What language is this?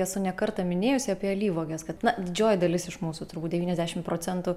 Lithuanian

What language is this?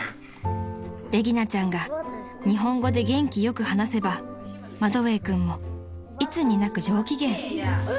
Japanese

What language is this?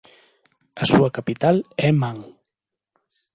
Galician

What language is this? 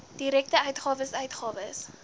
Afrikaans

